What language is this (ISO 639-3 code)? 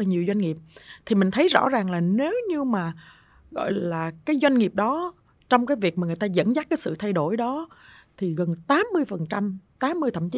vie